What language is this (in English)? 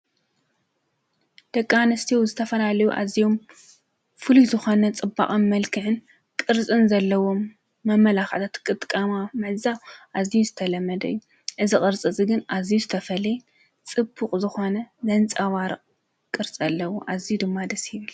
Tigrinya